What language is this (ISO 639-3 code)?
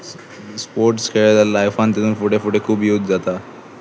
kok